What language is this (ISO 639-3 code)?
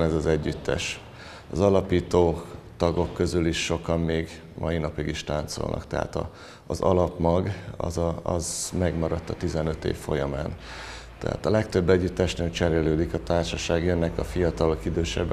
hun